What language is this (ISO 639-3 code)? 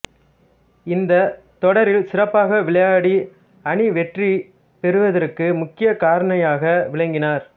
tam